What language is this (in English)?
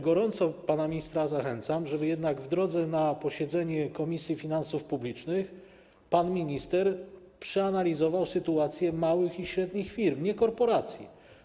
Polish